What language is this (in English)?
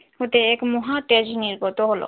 Bangla